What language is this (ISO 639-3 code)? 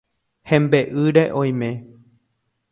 grn